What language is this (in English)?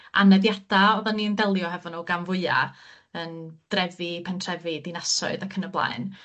Welsh